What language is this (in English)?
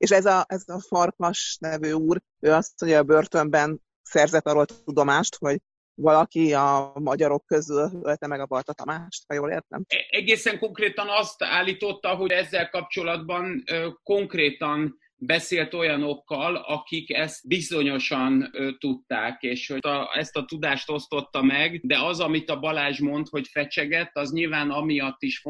Hungarian